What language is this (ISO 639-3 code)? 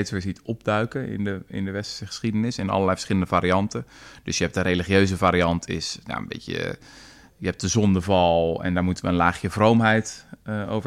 nld